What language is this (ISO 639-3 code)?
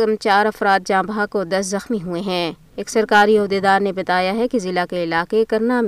urd